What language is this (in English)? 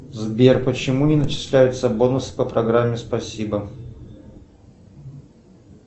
Russian